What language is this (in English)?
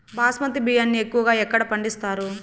Telugu